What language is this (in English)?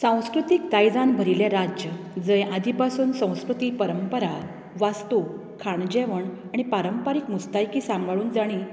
Konkani